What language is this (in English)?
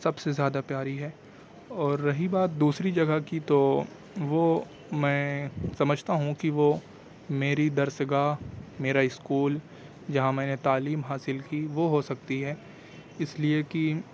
Urdu